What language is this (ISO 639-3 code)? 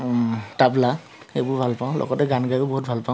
asm